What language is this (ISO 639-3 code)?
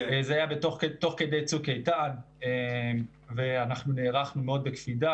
heb